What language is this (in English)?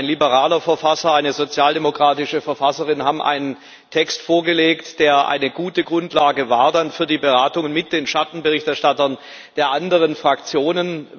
German